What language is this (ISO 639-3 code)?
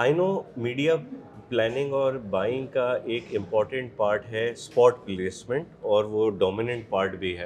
urd